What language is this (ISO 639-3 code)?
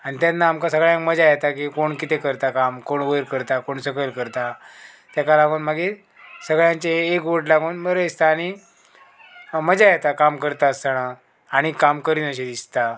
kok